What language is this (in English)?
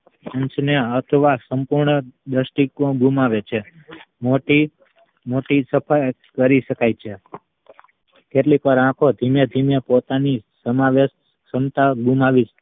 Gujarati